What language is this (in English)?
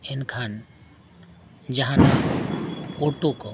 Santali